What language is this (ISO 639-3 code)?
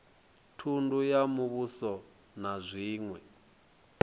ven